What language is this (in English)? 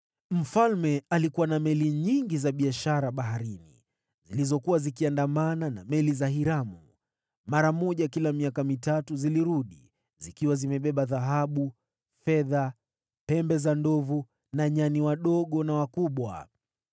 Swahili